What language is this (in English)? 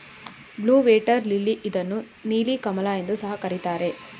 Kannada